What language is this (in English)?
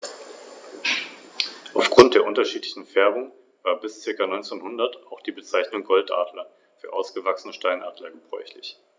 German